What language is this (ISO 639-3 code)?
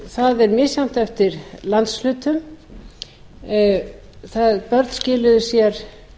isl